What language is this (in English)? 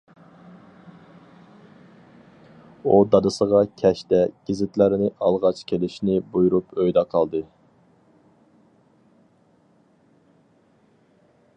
Uyghur